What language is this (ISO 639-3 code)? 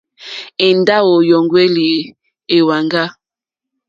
bri